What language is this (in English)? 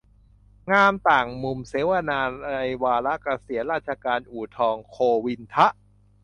Thai